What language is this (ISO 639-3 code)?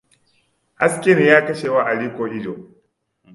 hau